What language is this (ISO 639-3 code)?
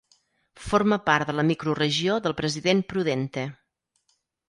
cat